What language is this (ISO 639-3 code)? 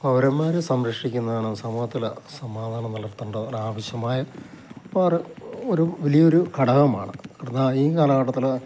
mal